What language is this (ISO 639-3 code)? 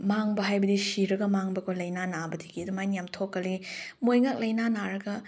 mni